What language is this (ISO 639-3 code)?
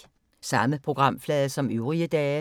dan